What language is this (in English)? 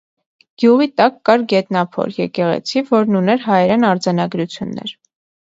Armenian